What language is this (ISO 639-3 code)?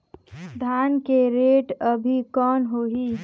hne